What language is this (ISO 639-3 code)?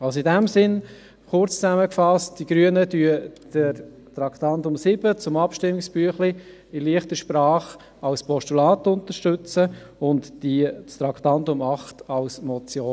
gsw